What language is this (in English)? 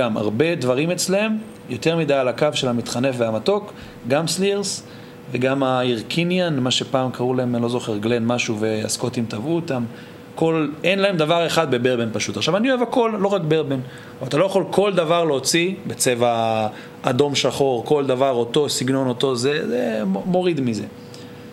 Hebrew